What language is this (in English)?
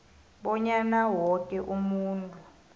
South Ndebele